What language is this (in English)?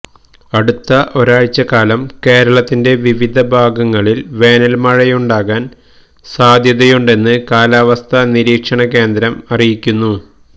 Malayalam